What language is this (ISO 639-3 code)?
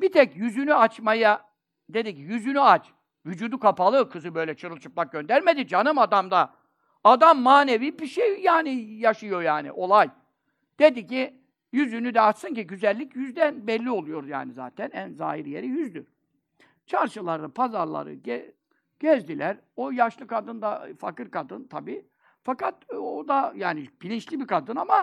tur